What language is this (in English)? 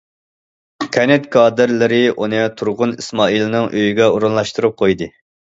Uyghur